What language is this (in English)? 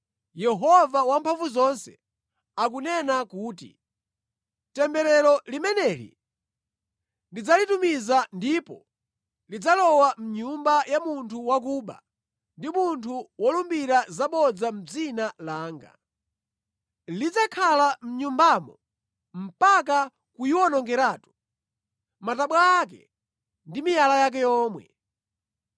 Nyanja